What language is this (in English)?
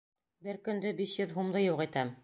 Bashkir